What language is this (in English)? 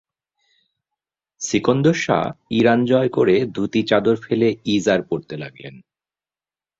Bangla